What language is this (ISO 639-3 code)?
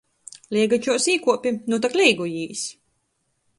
ltg